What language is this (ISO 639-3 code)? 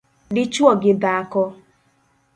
luo